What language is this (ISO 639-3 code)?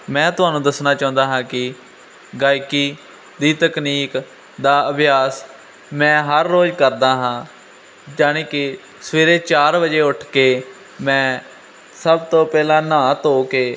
pan